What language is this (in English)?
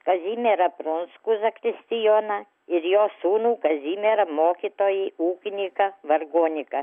Lithuanian